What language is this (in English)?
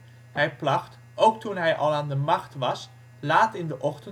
Dutch